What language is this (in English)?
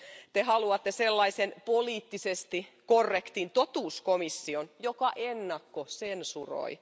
Finnish